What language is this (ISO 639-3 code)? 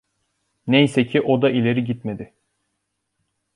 tur